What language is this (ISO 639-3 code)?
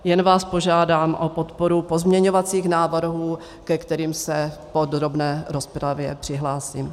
ces